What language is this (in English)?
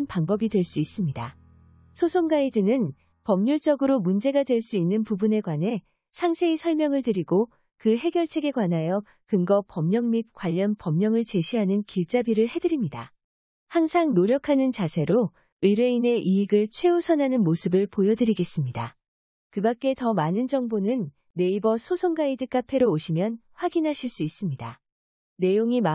Korean